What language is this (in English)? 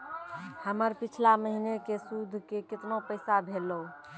Maithili